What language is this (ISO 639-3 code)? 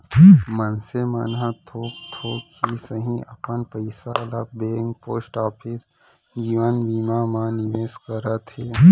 hne